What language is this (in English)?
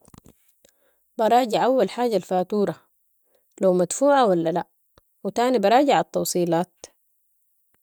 Sudanese Arabic